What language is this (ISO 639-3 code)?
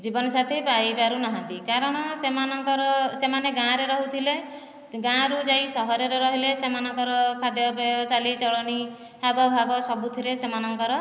ori